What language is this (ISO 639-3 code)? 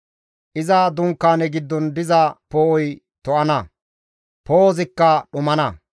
gmv